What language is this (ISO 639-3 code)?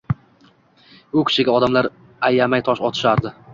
uzb